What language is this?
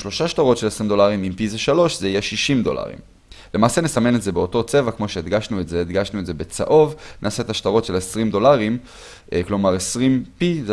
Hebrew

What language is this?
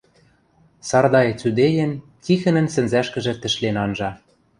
Western Mari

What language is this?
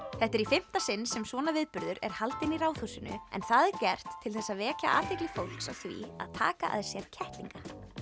Icelandic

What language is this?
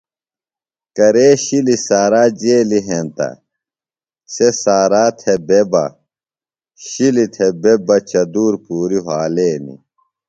Phalura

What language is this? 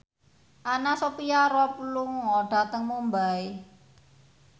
Javanese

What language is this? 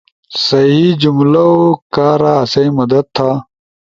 Ushojo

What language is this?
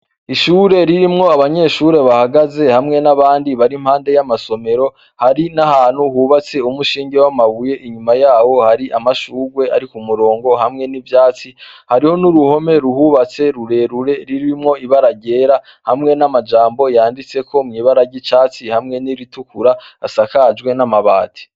Rundi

